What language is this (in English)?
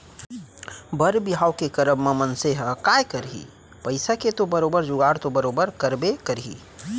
Chhattisgarhi